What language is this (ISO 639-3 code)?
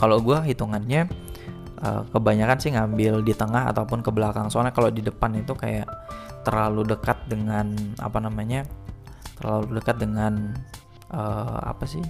ind